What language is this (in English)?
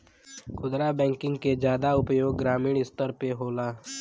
Bhojpuri